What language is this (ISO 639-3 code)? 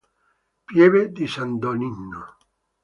ita